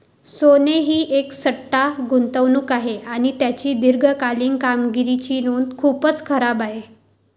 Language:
Marathi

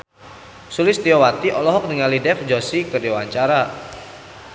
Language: Sundanese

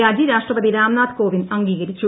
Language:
Malayalam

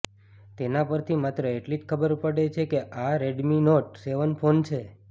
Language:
Gujarati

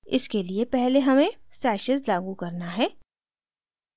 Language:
Hindi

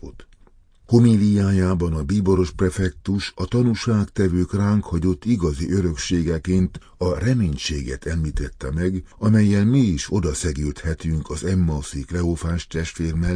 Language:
Hungarian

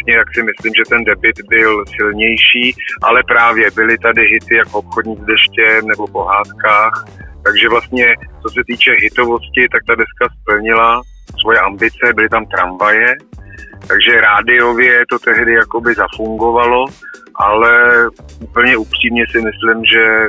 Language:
Czech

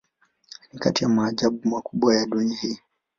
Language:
Swahili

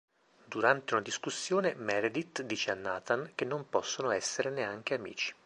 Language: Italian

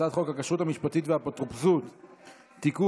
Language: Hebrew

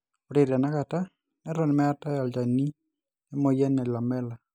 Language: Masai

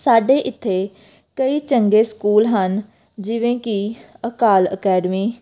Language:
Punjabi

